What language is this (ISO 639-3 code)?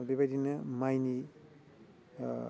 brx